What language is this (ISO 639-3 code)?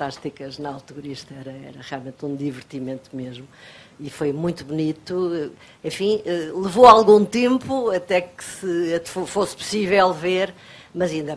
por